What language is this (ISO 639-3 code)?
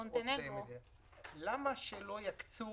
heb